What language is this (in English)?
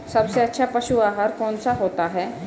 Hindi